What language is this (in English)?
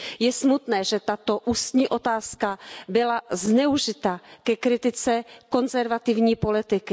Czech